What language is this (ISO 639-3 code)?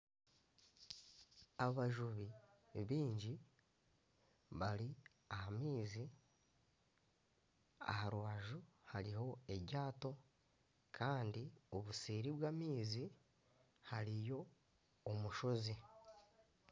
nyn